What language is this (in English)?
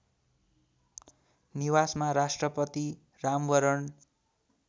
Nepali